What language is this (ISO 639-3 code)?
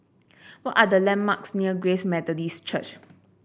eng